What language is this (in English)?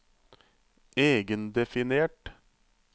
Norwegian